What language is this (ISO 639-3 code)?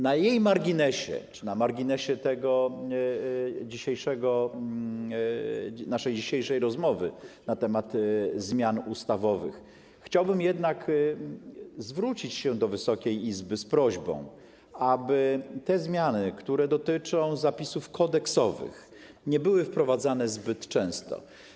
pol